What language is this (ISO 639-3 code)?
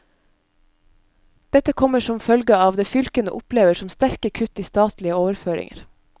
nor